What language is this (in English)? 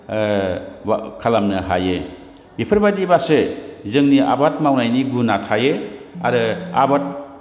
Bodo